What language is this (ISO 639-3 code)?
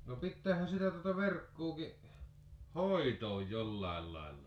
fin